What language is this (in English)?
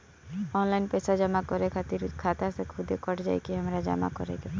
Bhojpuri